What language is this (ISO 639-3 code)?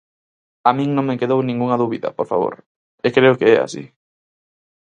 glg